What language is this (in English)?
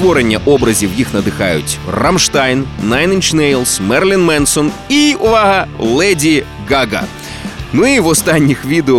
Ukrainian